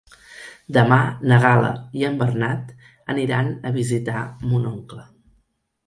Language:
Catalan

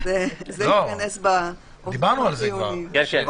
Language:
Hebrew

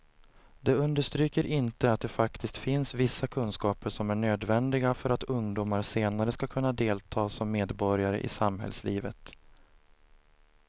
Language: Swedish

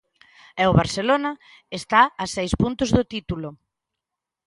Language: Galician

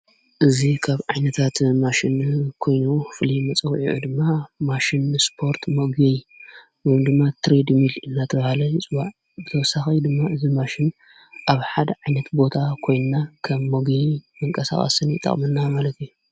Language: Tigrinya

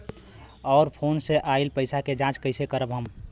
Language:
Bhojpuri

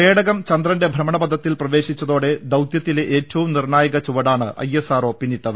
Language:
Malayalam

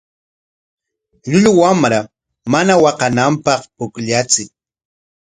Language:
Corongo Ancash Quechua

